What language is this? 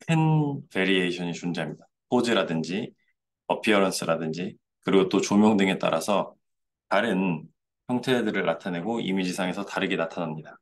Korean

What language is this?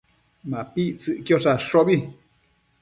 Matsés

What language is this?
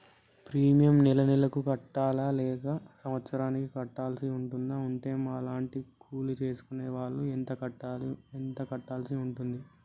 Telugu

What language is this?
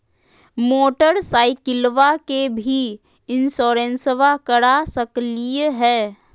Magahi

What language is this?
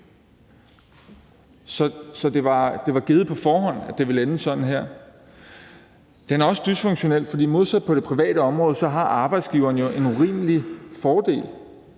Danish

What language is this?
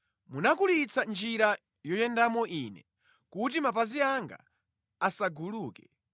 Nyanja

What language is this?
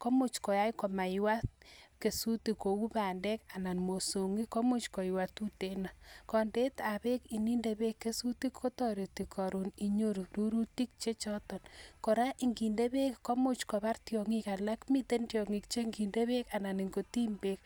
Kalenjin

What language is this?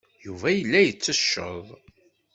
Kabyle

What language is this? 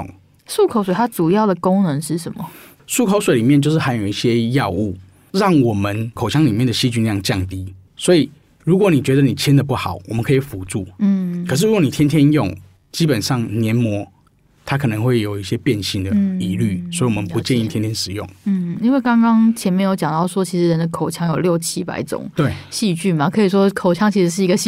Chinese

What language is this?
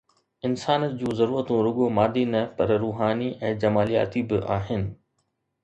Sindhi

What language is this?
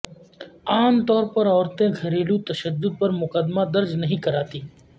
Urdu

